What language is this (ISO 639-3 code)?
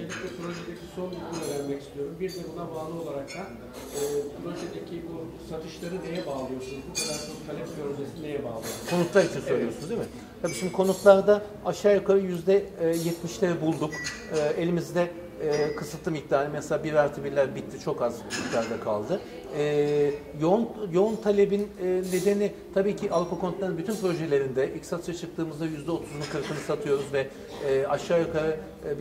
tur